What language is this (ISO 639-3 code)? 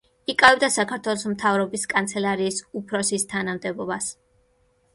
kat